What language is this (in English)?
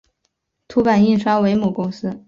Chinese